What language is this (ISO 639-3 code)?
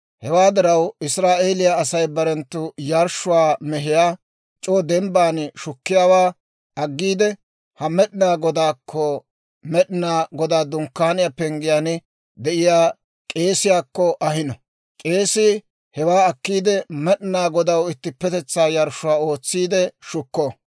dwr